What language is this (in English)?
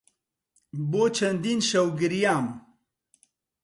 Central Kurdish